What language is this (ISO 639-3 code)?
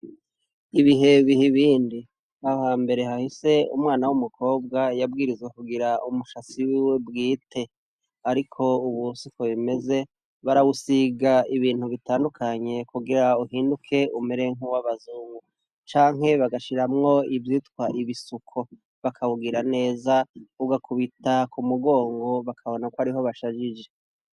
run